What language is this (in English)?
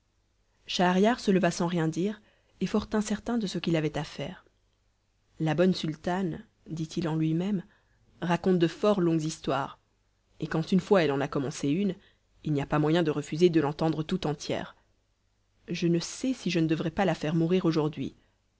French